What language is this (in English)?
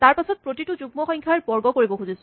Assamese